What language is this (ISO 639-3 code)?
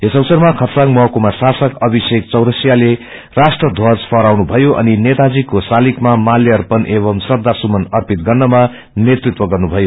nep